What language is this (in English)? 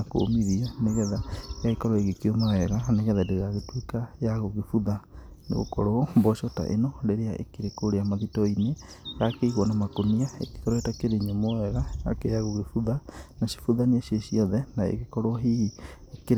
Kikuyu